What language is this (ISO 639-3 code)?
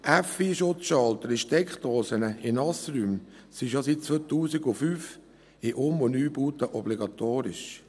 gsw